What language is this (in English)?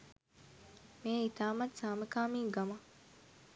Sinhala